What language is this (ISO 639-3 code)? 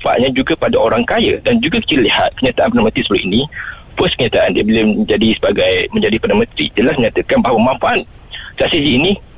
msa